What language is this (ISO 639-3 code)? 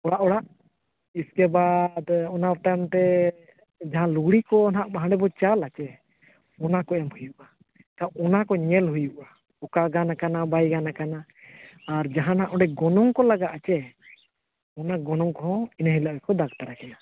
sat